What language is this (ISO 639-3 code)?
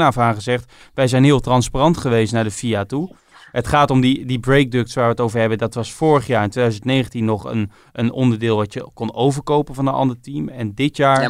nld